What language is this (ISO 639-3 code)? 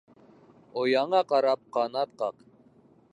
bak